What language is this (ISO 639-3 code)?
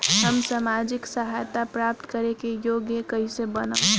bho